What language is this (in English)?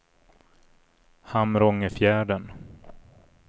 Swedish